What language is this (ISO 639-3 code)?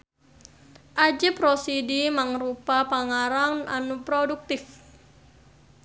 sun